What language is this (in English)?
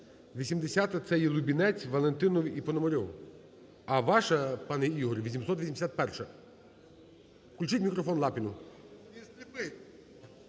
Ukrainian